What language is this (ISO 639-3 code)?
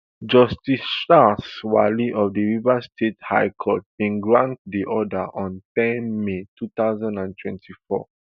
pcm